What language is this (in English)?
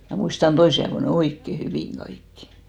Finnish